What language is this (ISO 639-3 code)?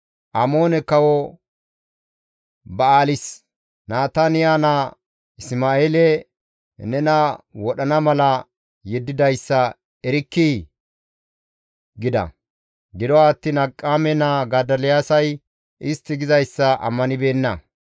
gmv